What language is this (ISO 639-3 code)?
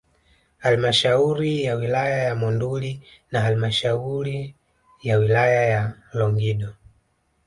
swa